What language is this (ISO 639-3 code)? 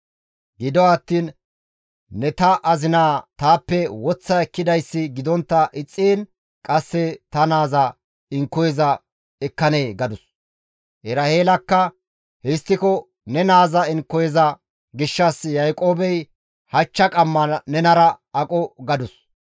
gmv